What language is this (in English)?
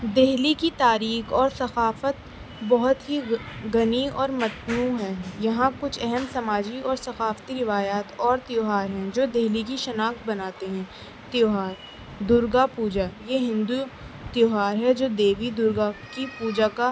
Urdu